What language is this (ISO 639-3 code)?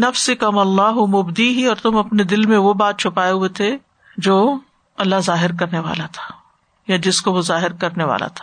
urd